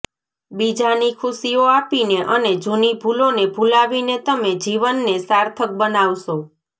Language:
Gujarati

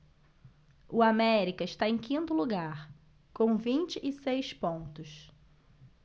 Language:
Portuguese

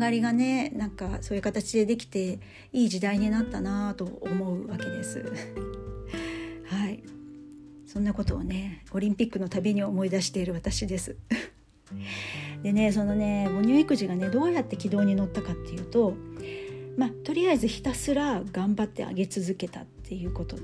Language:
Japanese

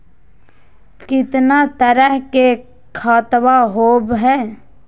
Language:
Magahi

